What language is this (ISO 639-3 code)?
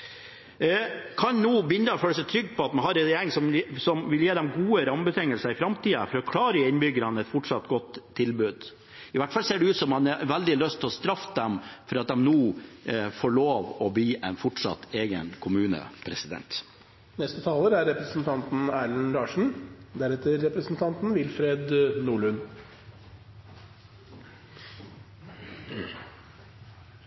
nob